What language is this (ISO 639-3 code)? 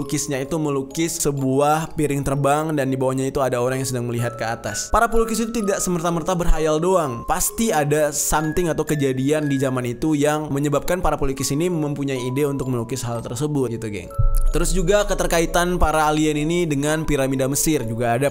ind